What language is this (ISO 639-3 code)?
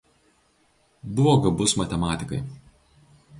lit